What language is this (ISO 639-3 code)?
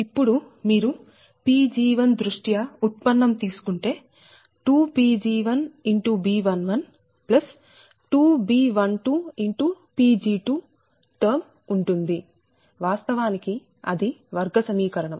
tel